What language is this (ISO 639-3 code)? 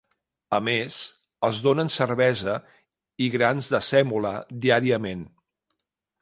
cat